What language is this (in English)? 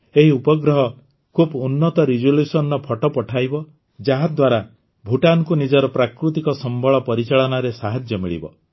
Odia